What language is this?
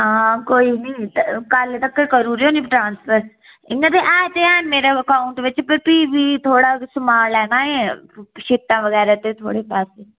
Dogri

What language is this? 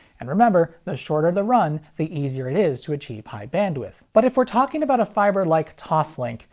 English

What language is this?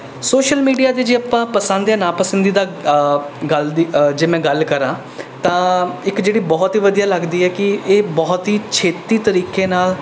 Punjabi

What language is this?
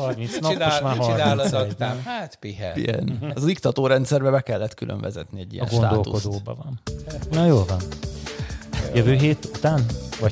Hungarian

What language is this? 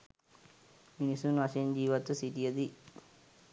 Sinhala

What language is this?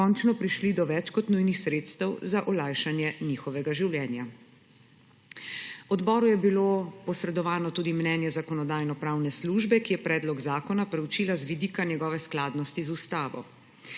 Slovenian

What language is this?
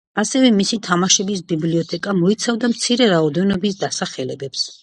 Georgian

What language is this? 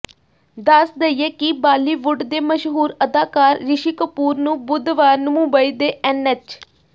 Punjabi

